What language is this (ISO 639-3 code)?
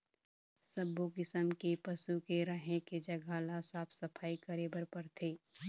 hne